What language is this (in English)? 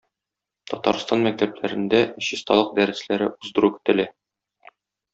Tatar